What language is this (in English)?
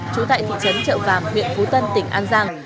Vietnamese